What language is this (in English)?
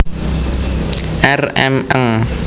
Javanese